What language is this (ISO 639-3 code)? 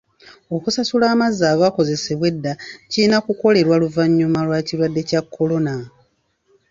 lug